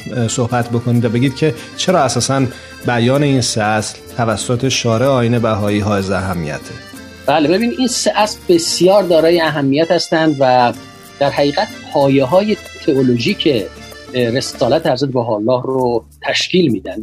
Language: Persian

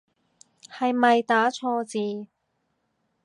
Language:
Cantonese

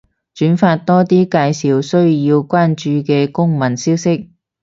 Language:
Cantonese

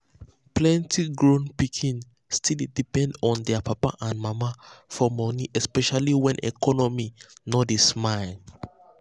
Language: Nigerian Pidgin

